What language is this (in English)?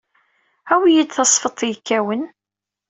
Kabyle